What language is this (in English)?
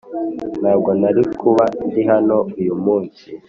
Kinyarwanda